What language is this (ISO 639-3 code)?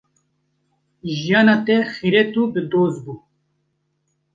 kur